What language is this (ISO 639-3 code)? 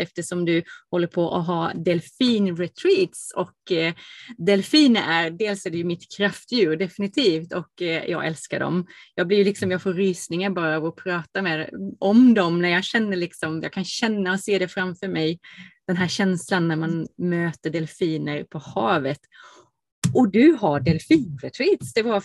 swe